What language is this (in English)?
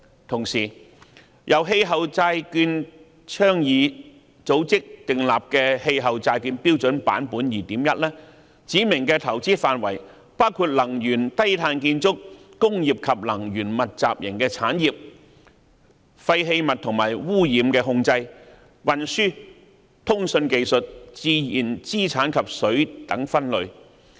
Cantonese